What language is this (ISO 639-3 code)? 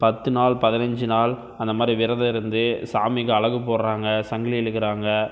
tam